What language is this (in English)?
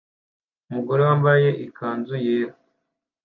Kinyarwanda